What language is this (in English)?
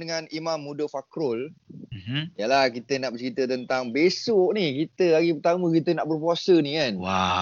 Malay